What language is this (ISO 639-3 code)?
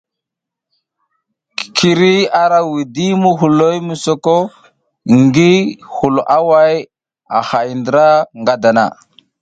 giz